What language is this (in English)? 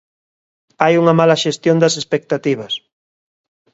Galician